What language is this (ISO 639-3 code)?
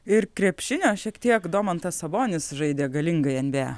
lit